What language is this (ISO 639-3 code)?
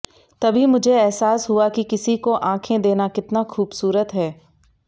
hin